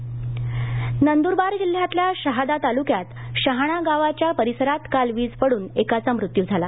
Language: Marathi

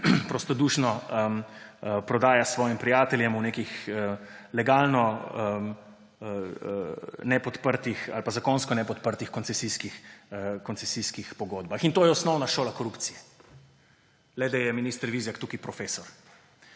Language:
Slovenian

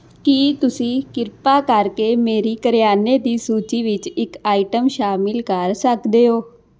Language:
Punjabi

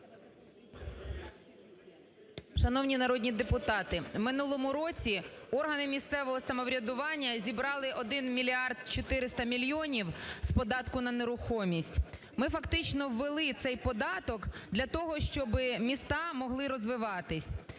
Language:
Ukrainian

